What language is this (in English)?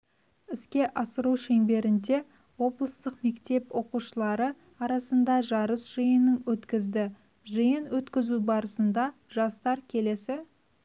Kazakh